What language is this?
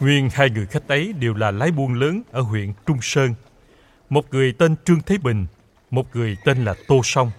Vietnamese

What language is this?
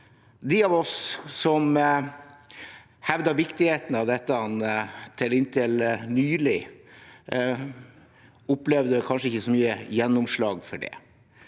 Norwegian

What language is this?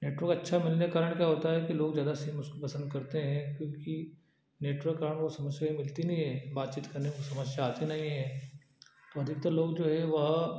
Hindi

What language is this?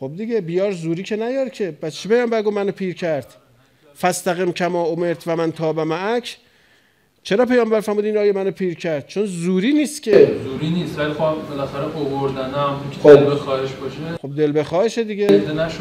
Persian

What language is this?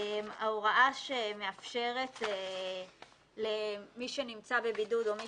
Hebrew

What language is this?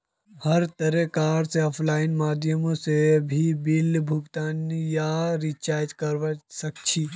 Magahi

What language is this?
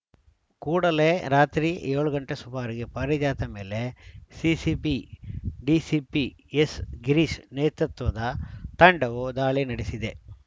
Kannada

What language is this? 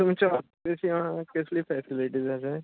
Konkani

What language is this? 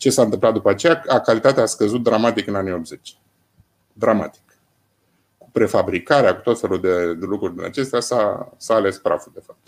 Romanian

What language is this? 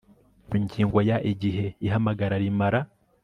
Kinyarwanda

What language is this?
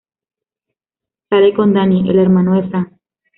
Spanish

